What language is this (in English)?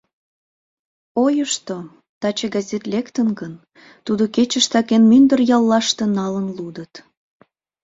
Mari